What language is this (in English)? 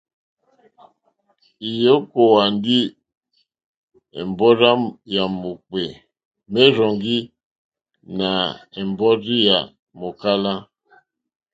Mokpwe